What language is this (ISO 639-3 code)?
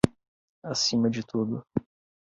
por